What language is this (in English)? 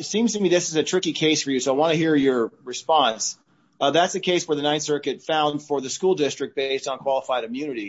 English